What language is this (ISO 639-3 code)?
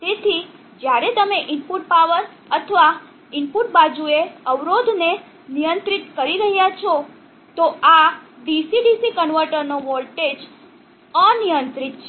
guj